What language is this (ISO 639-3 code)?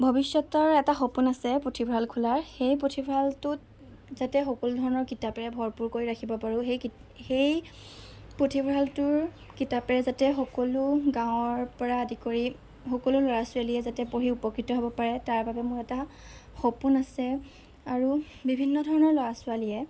asm